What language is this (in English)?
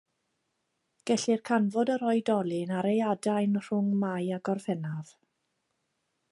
Welsh